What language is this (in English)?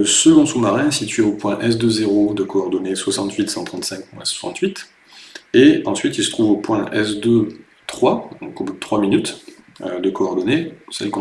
French